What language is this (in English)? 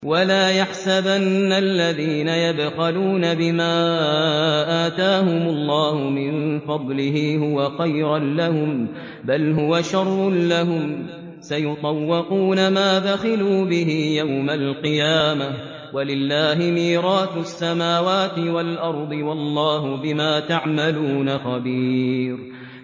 Arabic